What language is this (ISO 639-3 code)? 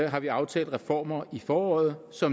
dan